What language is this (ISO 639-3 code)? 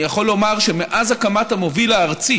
heb